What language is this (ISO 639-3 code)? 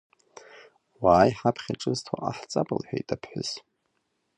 abk